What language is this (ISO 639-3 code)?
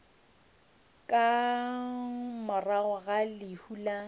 nso